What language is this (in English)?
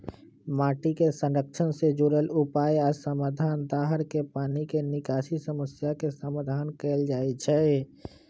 Magahi